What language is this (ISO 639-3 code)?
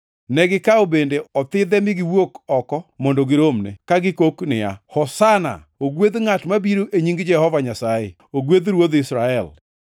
luo